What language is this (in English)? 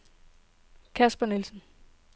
Danish